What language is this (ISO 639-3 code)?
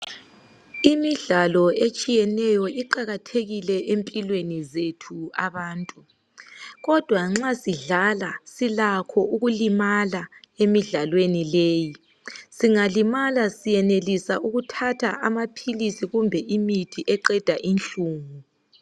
nde